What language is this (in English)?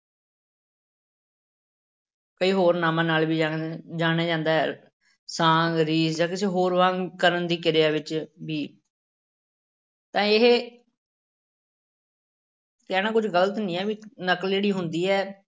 Punjabi